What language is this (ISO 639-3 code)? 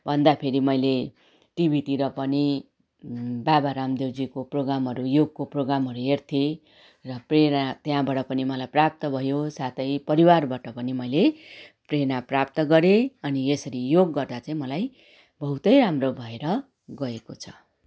nep